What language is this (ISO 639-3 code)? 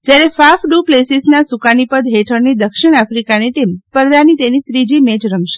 guj